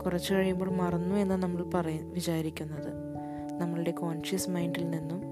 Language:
Malayalam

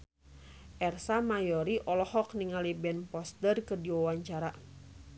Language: Sundanese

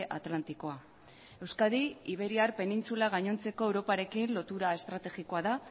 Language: Basque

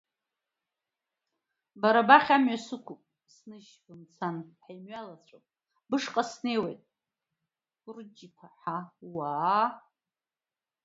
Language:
Abkhazian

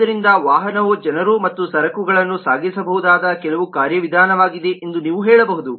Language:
Kannada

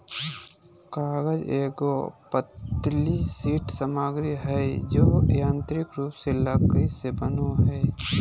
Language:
Magahi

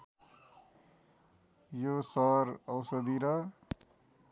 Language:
Nepali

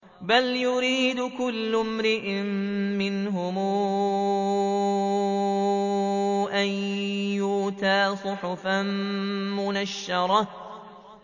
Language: Arabic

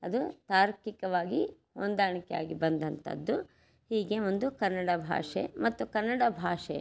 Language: Kannada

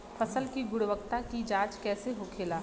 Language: Bhojpuri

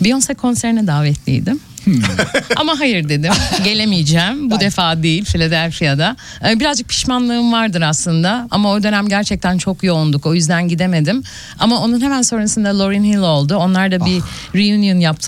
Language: Turkish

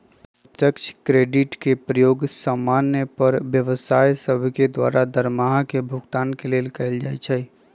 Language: Magahi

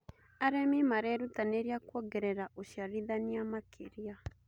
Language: Kikuyu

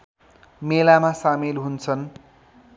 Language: Nepali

